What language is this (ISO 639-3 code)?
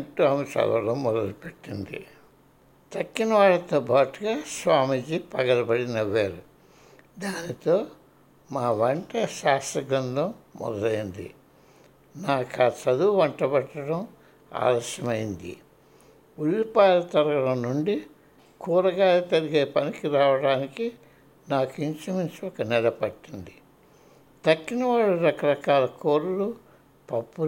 tel